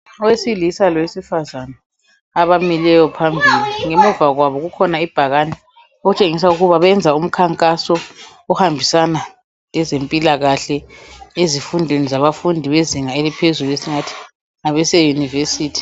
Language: North Ndebele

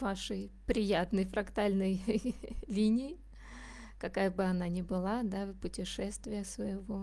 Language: Russian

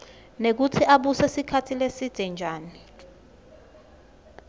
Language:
Swati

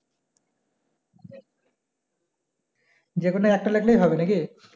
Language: Bangla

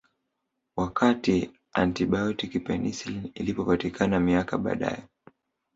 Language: Swahili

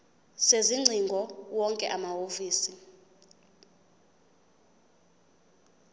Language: Zulu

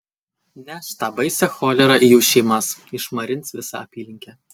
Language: Lithuanian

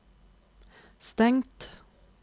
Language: Norwegian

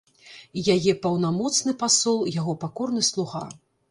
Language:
Belarusian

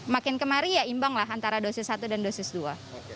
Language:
Indonesian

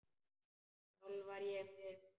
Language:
Icelandic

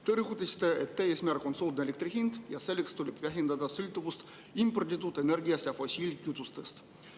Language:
Estonian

